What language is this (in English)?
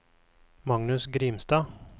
Norwegian